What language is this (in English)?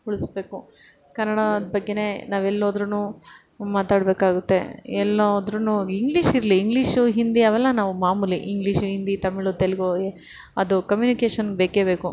Kannada